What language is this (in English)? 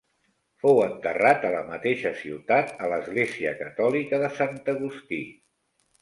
Catalan